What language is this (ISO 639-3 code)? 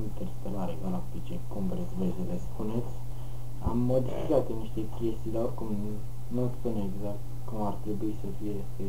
ron